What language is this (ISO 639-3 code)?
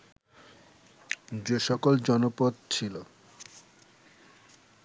ben